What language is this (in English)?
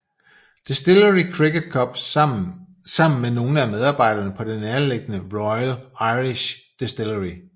Danish